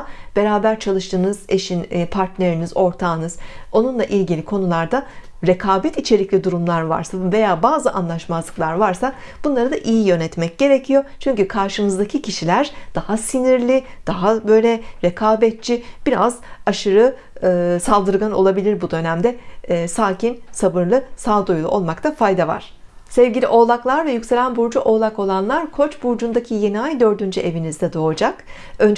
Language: Turkish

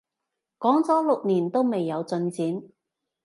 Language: Cantonese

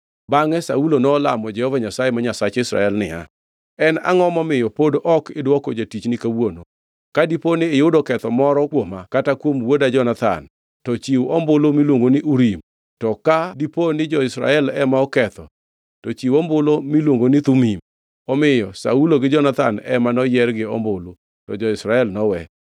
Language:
Luo (Kenya and Tanzania)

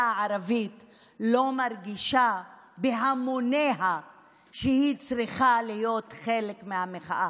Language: Hebrew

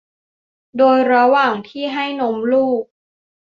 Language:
Thai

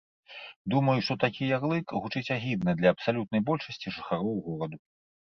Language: Belarusian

